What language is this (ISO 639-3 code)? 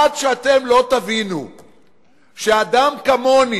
heb